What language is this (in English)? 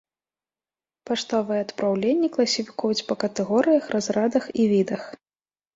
Belarusian